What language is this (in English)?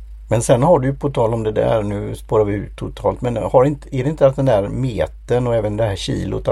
Swedish